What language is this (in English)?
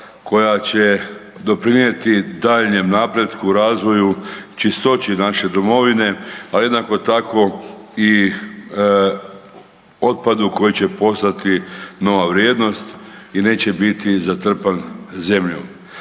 Croatian